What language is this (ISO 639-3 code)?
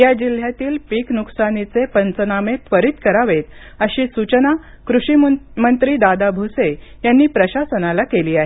mar